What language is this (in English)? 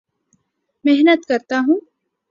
Urdu